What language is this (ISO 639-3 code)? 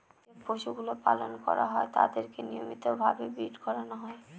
ben